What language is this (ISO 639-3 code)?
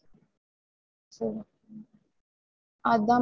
tam